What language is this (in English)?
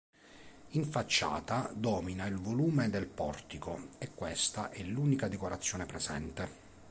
Italian